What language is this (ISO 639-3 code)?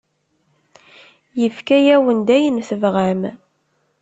kab